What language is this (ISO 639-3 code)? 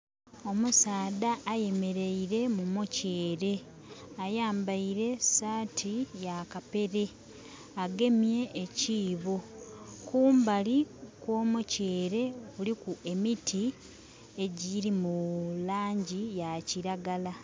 xog